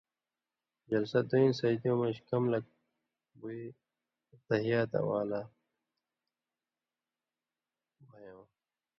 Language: Indus Kohistani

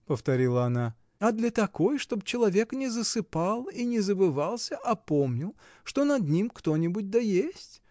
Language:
Russian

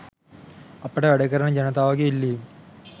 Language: Sinhala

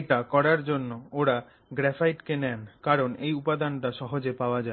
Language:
Bangla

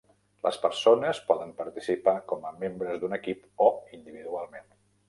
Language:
Catalan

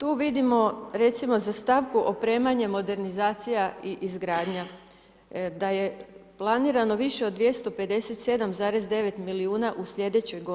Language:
Croatian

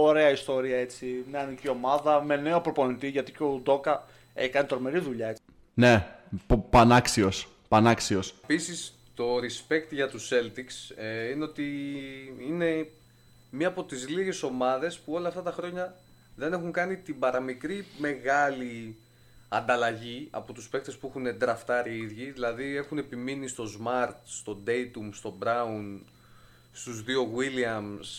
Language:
Greek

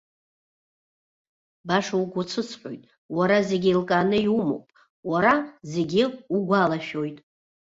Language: Abkhazian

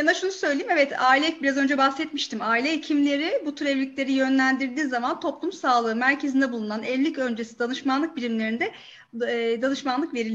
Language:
Turkish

